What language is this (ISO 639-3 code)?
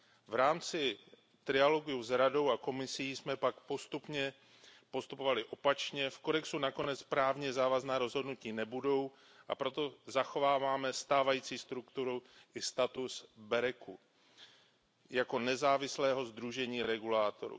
ces